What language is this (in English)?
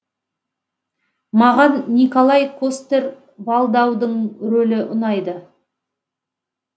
Kazakh